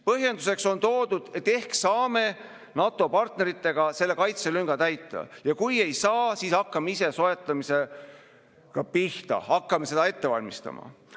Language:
Estonian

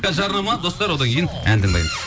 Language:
Kazakh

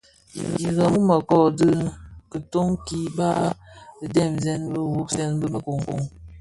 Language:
Bafia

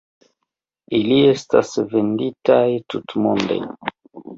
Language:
Esperanto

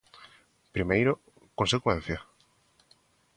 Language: Galician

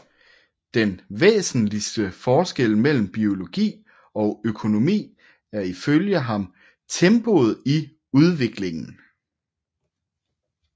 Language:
Danish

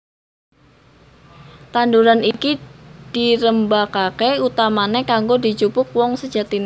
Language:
Javanese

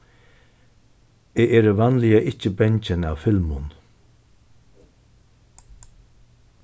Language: Faroese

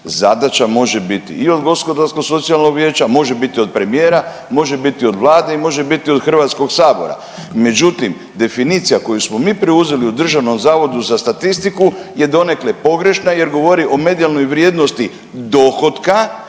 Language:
Croatian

